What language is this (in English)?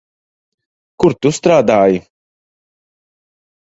Latvian